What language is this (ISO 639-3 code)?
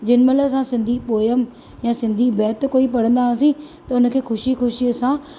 snd